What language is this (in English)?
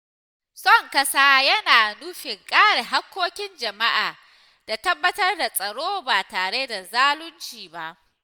Hausa